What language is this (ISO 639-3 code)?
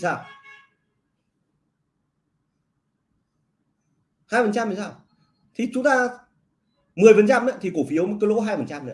vie